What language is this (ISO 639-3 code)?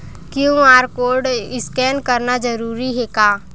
hne